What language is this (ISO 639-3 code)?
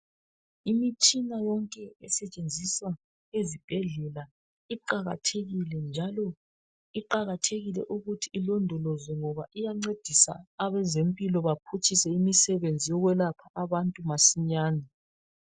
nde